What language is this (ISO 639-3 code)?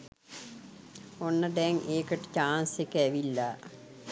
sin